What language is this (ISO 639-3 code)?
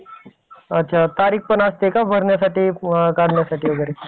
mar